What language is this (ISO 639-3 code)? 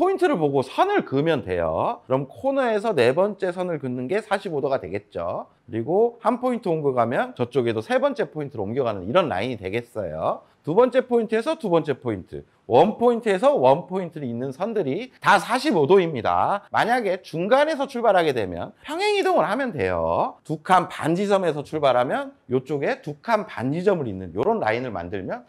kor